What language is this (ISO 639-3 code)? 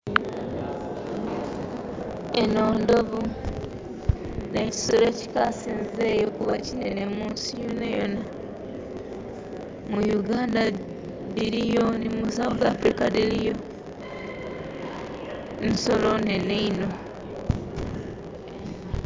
xog